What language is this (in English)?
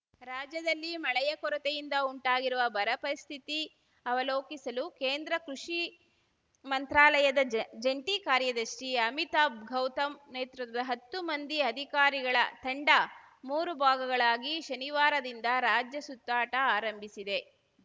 Kannada